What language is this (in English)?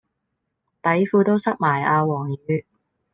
Cantonese